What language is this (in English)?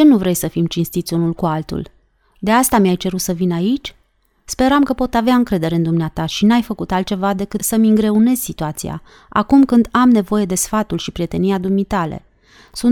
Romanian